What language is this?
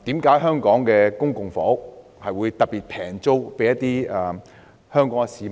Cantonese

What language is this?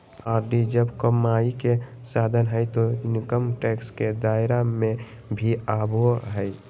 Magahi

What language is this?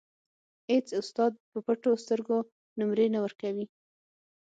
Pashto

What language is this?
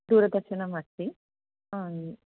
Sanskrit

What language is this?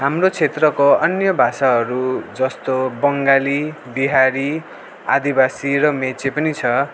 Nepali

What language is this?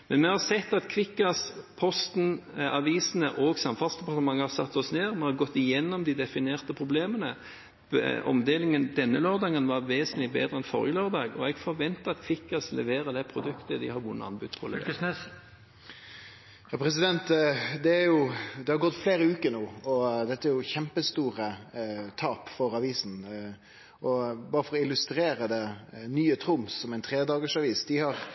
Norwegian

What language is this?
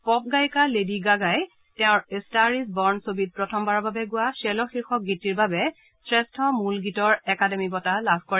Assamese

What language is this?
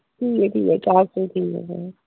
Dogri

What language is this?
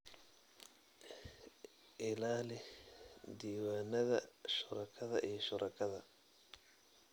Somali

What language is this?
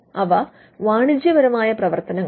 Malayalam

